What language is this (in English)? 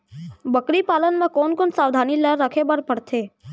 Chhattisgarhi